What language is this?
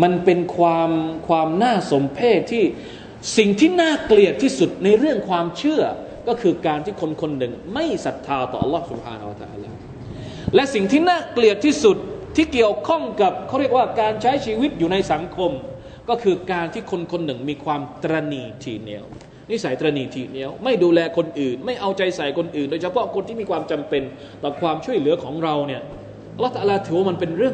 Thai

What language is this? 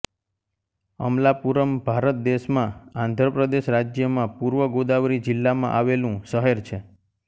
Gujarati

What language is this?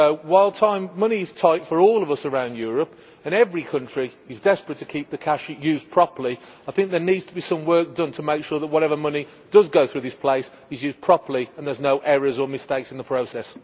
English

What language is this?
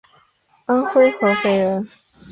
Chinese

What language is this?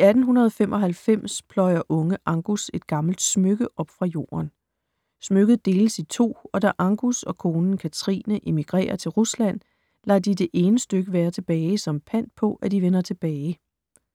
Danish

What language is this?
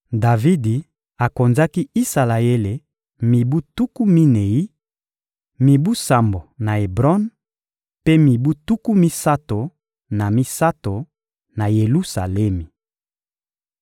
Lingala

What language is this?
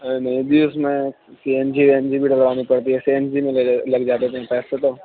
Urdu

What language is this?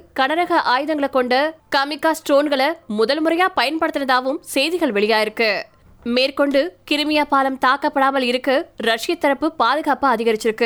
Tamil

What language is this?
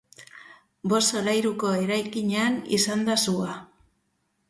Basque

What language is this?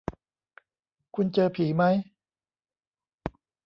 Thai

